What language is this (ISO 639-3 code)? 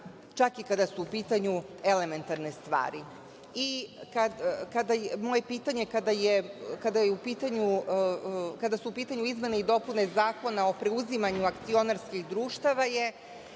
srp